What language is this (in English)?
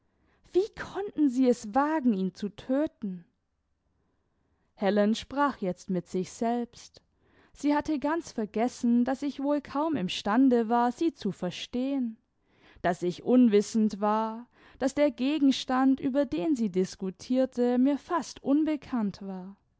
German